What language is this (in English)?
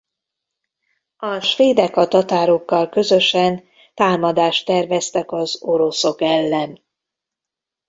Hungarian